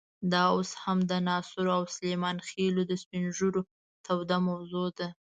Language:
Pashto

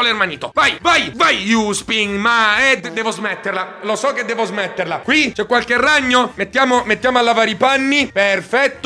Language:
Italian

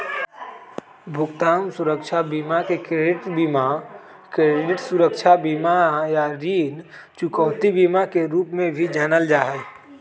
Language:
Magahi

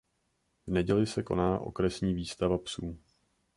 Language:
Czech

